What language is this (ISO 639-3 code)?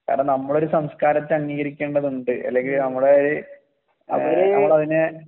mal